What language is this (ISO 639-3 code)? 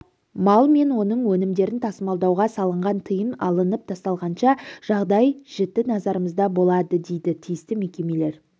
kaz